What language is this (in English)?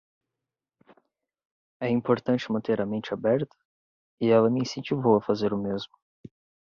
Portuguese